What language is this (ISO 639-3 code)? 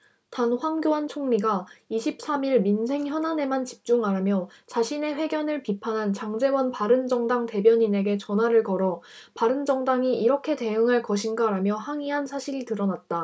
kor